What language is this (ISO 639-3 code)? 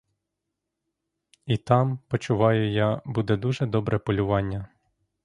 ukr